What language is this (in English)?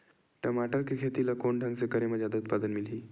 Chhattisgarhi